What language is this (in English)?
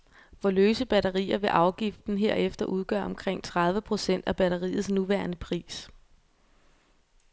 Danish